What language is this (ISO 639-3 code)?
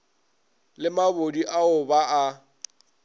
nso